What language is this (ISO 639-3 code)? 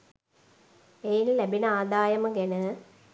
sin